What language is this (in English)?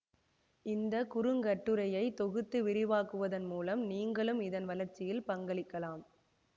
Tamil